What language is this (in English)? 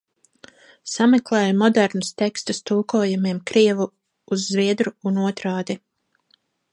Latvian